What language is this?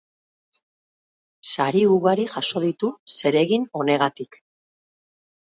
Basque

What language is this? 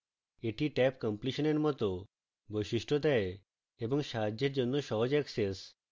Bangla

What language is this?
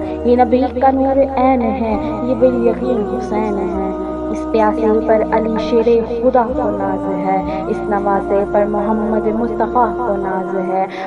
Urdu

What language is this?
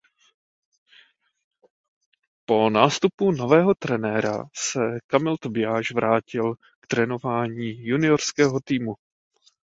Czech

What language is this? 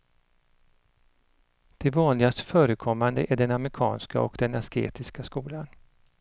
Swedish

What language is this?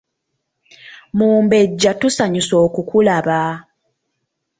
Ganda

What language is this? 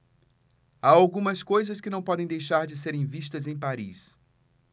Portuguese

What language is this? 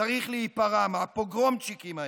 Hebrew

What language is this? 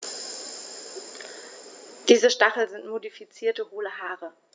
German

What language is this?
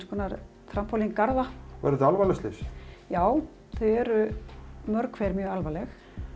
Icelandic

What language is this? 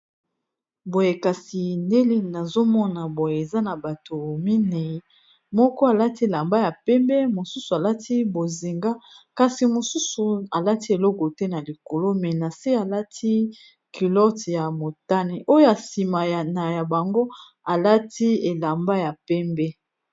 Lingala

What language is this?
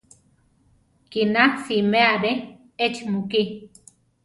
Central Tarahumara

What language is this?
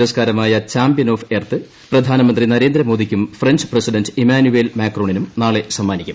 Malayalam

